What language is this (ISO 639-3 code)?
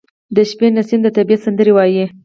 pus